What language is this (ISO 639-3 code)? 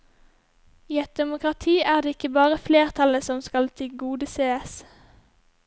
nor